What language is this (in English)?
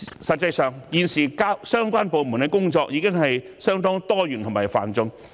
Cantonese